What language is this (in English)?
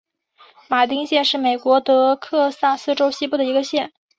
Chinese